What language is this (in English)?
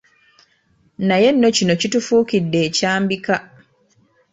Ganda